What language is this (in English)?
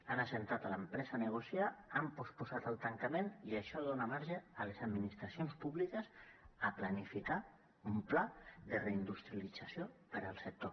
Catalan